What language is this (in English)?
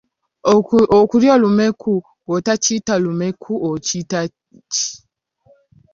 Ganda